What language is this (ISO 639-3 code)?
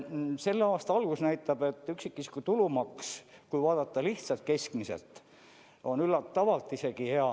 est